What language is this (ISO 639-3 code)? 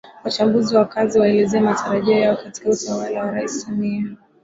swa